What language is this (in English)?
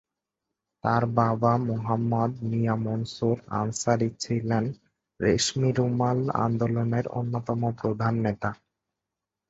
Bangla